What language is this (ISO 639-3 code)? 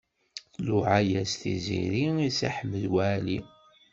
kab